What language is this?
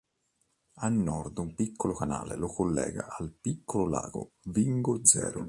Italian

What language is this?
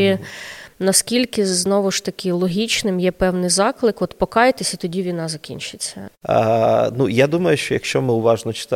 Ukrainian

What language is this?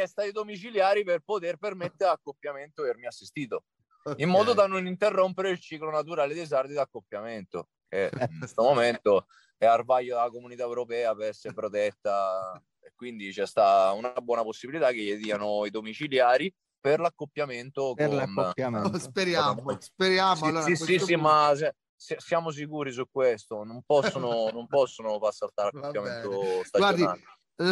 Italian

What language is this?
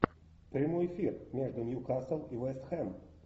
Russian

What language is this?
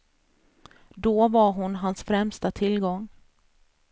Swedish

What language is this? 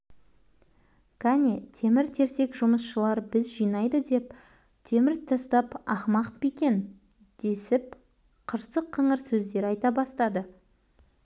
Kazakh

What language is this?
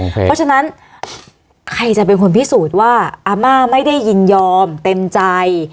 Thai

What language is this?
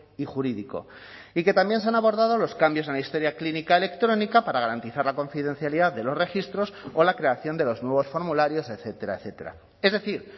Spanish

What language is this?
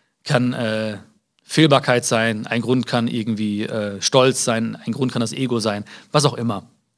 German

